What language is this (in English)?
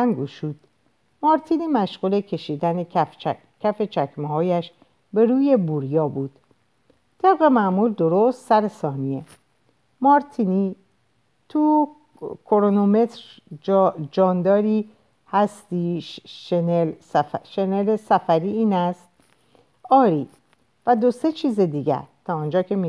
Persian